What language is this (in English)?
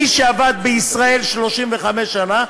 Hebrew